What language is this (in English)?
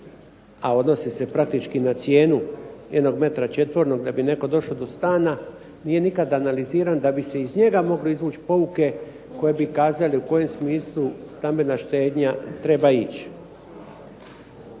Croatian